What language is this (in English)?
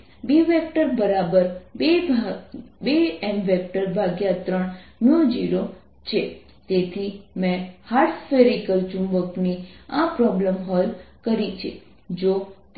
Gujarati